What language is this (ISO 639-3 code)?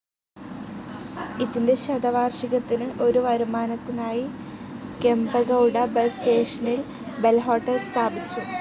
mal